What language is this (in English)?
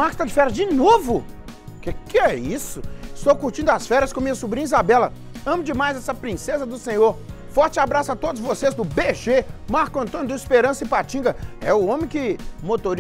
Portuguese